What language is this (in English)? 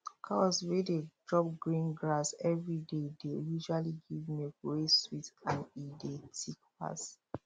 Nigerian Pidgin